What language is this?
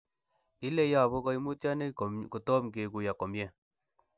Kalenjin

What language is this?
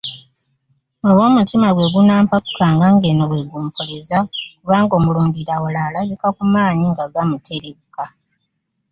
Ganda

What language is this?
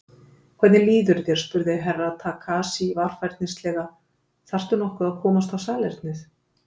Icelandic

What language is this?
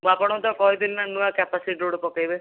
Odia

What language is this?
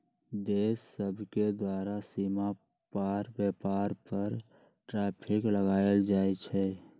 Magahi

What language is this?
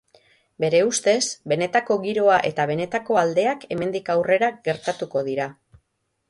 Basque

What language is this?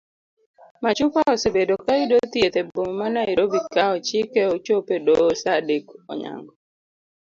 Luo (Kenya and Tanzania)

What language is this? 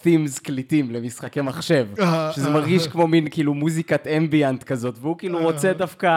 Hebrew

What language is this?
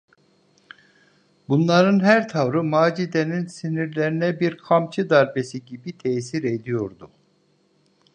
Turkish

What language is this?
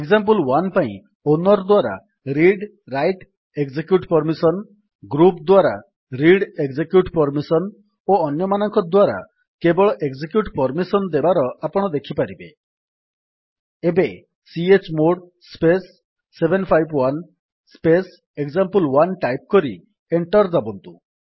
Odia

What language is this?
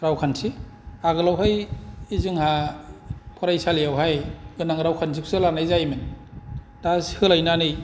Bodo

